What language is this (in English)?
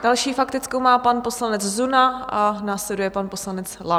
Czech